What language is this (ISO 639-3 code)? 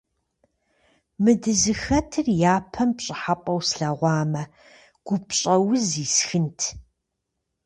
kbd